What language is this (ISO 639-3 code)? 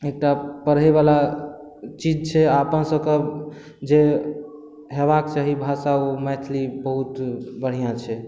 mai